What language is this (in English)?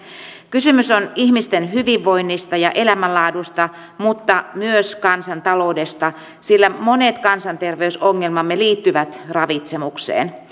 Finnish